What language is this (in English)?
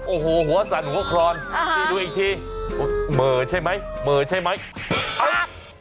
Thai